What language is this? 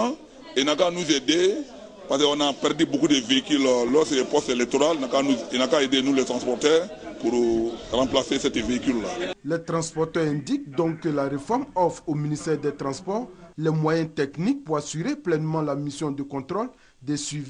French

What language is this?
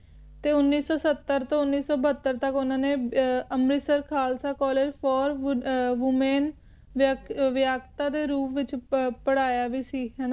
Punjabi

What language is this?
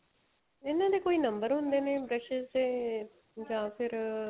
Punjabi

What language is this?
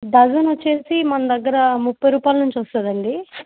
Telugu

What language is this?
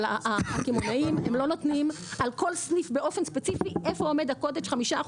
Hebrew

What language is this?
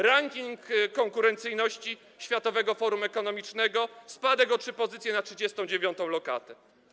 Polish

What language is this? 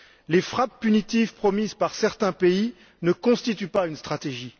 French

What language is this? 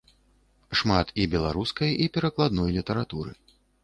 Belarusian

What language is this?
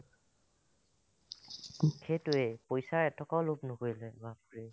Assamese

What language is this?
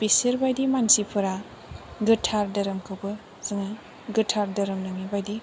Bodo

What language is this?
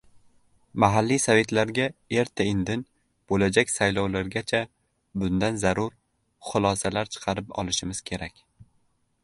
Uzbek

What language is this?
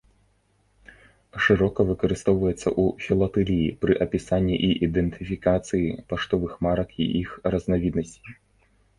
Belarusian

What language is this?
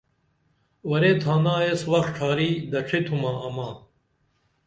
Dameli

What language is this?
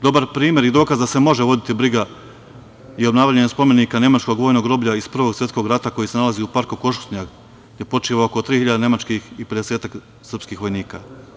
Serbian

